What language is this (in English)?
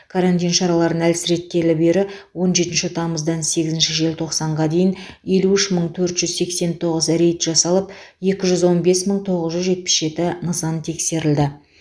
Kazakh